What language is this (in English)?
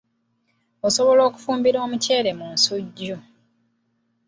Ganda